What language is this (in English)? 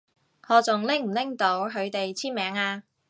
Cantonese